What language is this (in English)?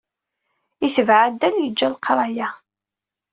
Kabyle